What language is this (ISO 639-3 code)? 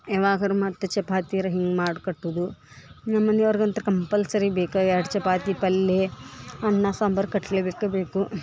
kan